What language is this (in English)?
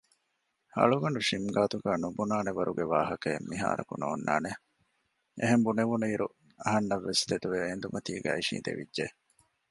Divehi